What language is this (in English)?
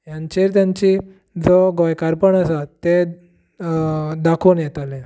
Konkani